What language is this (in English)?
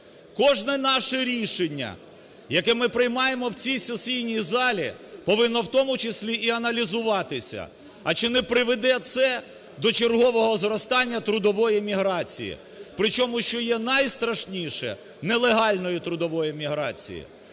Ukrainian